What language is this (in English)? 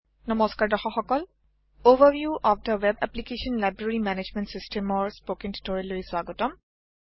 Assamese